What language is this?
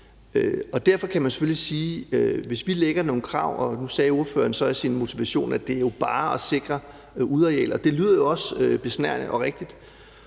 Danish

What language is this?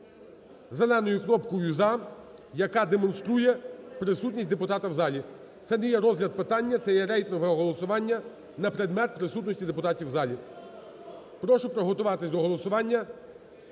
Ukrainian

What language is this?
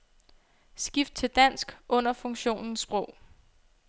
Danish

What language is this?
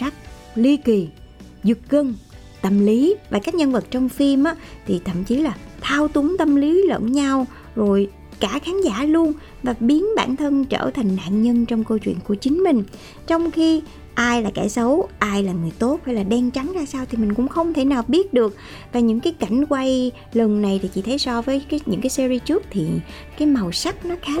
Vietnamese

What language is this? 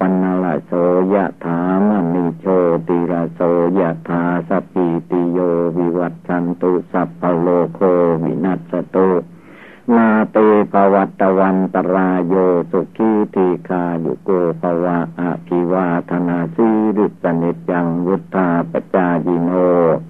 Thai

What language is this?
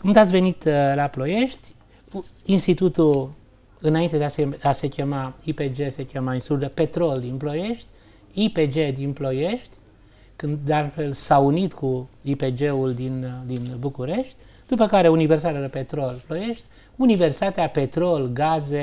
Romanian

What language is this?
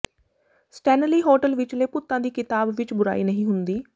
Punjabi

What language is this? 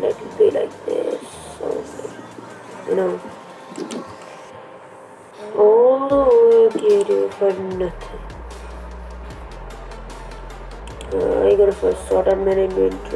English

